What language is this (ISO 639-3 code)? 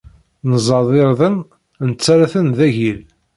kab